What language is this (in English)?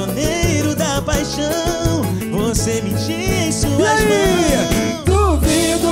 Portuguese